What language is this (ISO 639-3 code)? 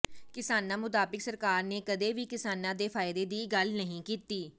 pan